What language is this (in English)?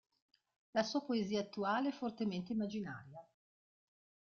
Italian